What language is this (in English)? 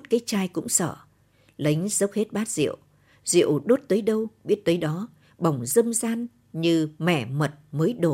Vietnamese